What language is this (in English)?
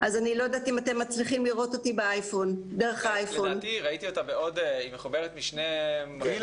Hebrew